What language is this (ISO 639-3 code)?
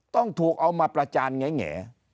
tha